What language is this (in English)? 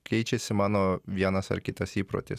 Lithuanian